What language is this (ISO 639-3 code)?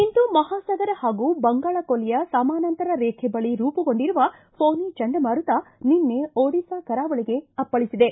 kan